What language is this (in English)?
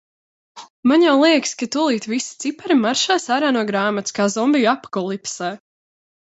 Latvian